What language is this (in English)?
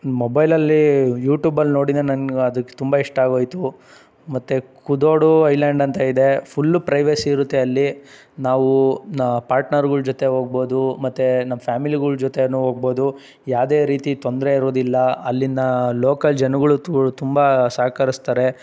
Kannada